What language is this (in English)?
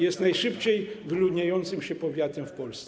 Polish